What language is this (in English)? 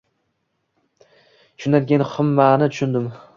Uzbek